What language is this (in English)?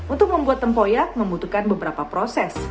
Indonesian